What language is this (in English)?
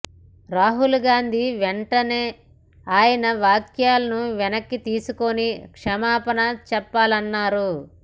Telugu